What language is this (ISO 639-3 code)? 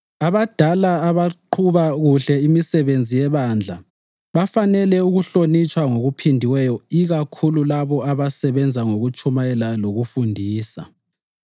nde